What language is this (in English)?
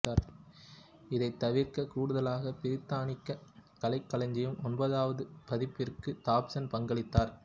Tamil